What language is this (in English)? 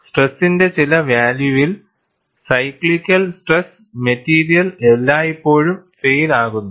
Malayalam